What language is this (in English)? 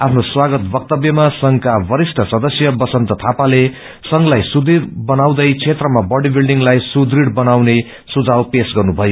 Nepali